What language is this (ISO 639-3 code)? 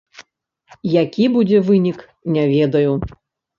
bel